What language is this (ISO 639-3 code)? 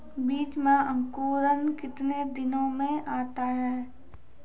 mai